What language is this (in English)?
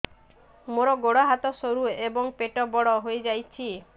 Odia